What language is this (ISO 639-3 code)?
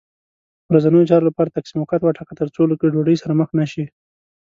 pus